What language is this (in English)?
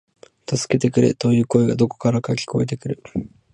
Japanese